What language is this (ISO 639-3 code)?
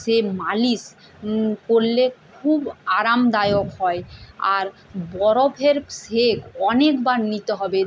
ben